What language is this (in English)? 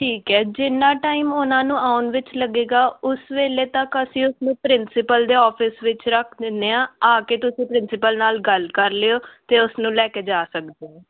Punjabi